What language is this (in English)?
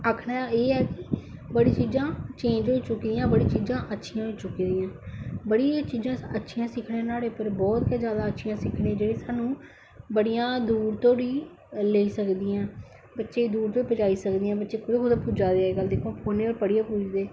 Dogri